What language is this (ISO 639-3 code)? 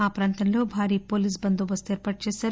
tel